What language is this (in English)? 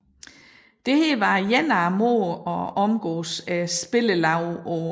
Danish